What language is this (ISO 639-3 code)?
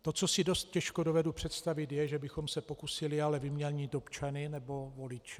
ces